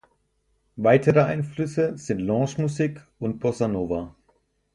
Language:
German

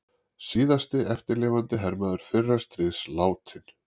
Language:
Icelandic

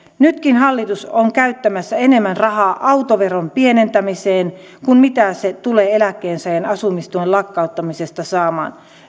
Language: Finnish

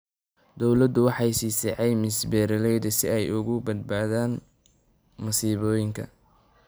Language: Somali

